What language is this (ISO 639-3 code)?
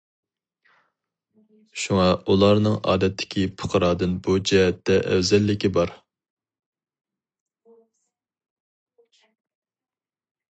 uig